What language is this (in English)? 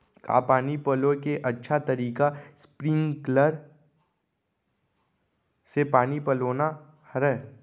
Chhattisgarhi